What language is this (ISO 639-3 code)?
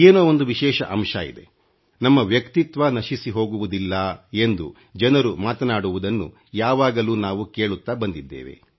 kan